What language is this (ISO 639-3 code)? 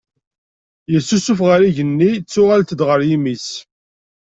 kab